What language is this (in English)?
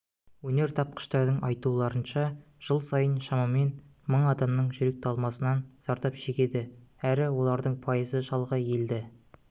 Kazakh